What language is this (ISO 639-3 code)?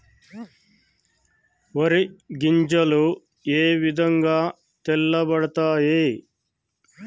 tel